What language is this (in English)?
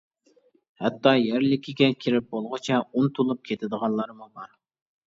Uyghur